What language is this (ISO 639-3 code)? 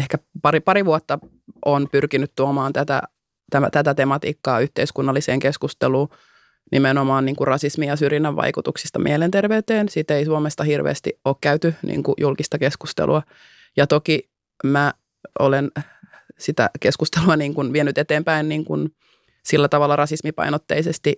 fin